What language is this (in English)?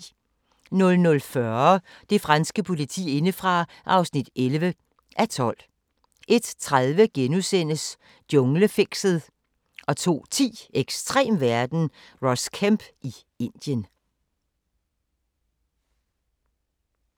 Danish